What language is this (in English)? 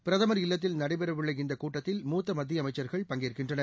Tamil